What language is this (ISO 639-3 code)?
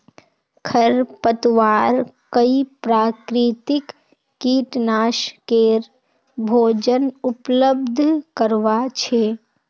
mag